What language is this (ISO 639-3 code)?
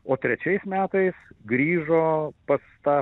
lit